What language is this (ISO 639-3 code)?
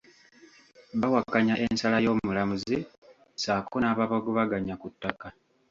lug